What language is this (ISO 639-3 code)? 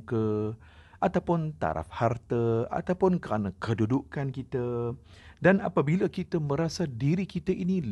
msa